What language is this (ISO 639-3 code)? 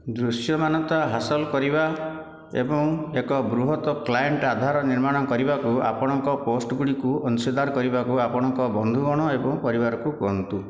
ori